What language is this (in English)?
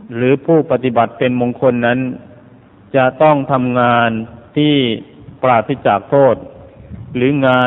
Thai